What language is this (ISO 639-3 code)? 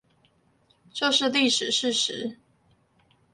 zho